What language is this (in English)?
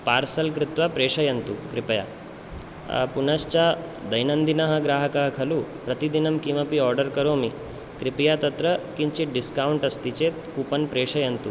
Sanskrit